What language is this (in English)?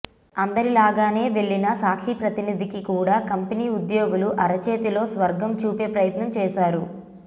Telugu